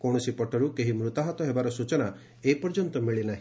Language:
Odia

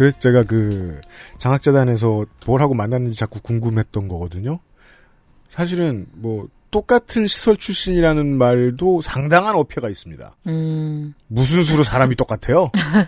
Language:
Korean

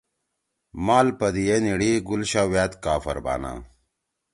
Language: Torwali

